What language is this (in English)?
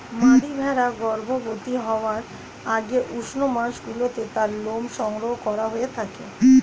Bangla